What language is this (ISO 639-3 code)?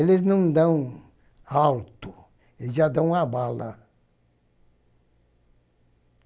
por